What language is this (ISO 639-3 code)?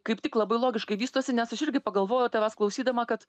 lit